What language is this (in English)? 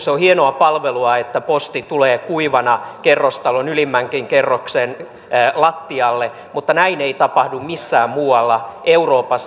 Finnish